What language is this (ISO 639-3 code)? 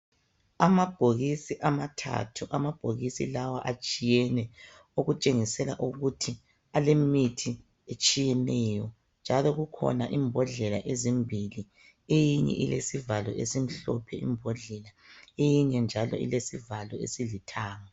nde